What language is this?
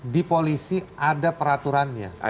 Indonesian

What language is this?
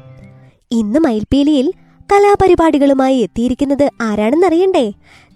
Malayalam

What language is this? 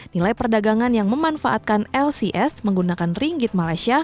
Indonesian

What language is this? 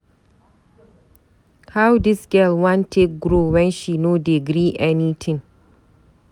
Nigerian Pidgin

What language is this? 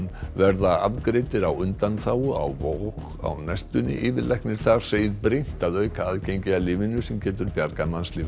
Icelandic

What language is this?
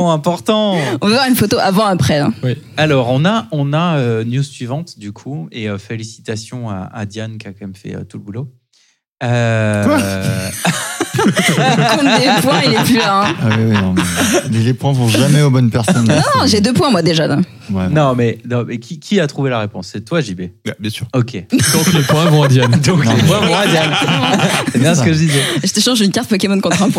French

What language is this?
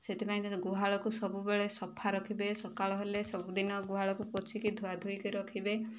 Odia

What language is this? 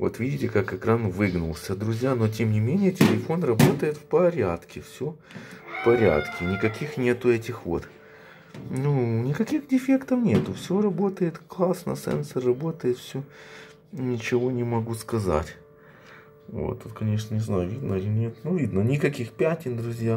Russian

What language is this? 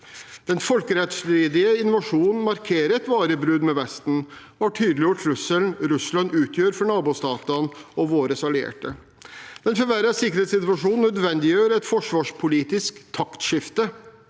Norwegian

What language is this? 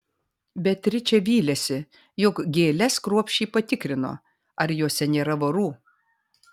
Lithuanian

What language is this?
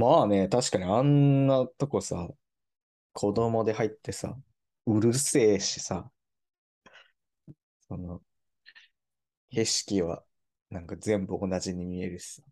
Japanese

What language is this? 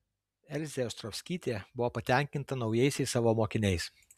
Lithuanian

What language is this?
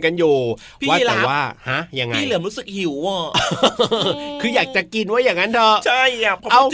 Thai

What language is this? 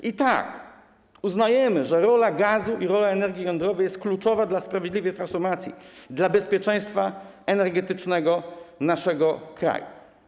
Polish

